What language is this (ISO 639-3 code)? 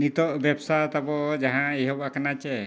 sat